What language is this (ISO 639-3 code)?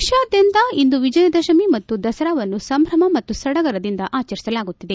kan